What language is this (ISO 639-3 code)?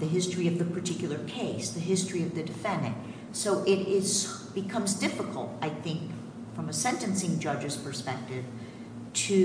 eng